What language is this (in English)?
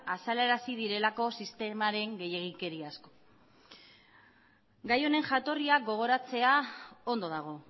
Basque